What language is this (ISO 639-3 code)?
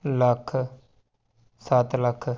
pan